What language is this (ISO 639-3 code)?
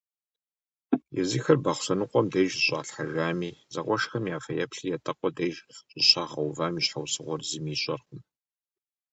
kbd